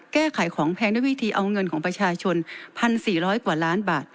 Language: Thai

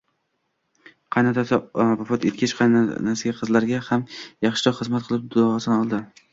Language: Uzbek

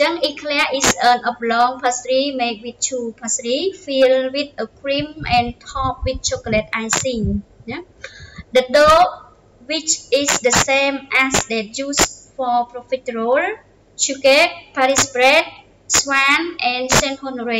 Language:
Vietnamese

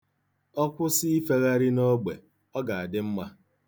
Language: Igbo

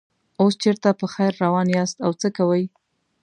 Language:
Pashto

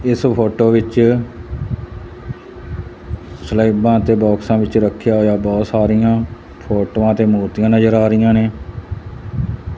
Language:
Punjabi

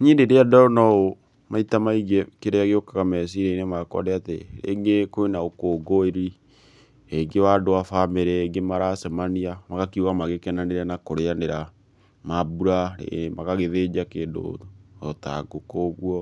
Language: Kikuyu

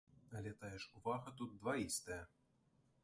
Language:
Belarusian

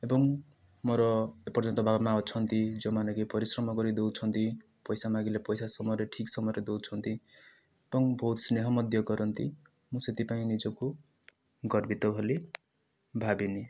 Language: Odia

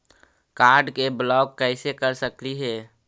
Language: Magahi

